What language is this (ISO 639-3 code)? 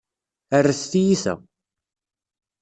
kab